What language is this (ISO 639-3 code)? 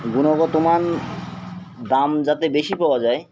ben